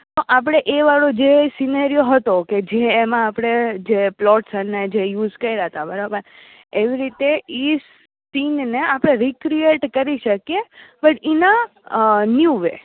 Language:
Gujarati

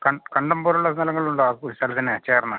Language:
Malayalam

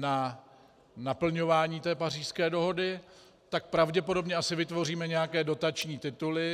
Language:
Czech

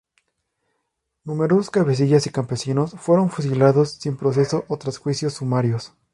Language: Spanish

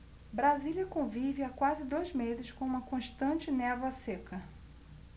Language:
Portuguese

